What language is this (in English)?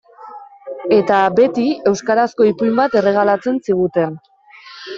Basque